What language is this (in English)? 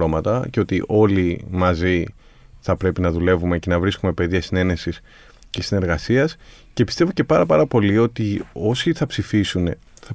Greek